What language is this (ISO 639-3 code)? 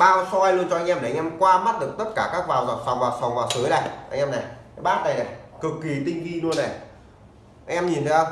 vie